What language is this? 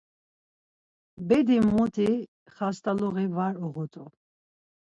Laz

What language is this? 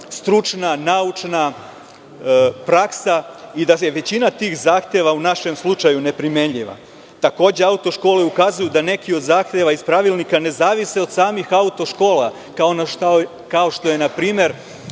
Serbian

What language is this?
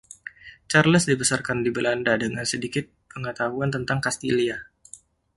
Indonesian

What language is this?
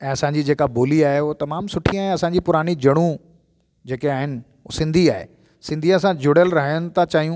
Sindhi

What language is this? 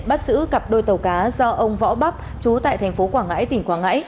Vietnamese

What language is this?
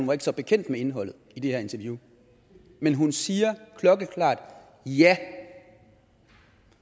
Danish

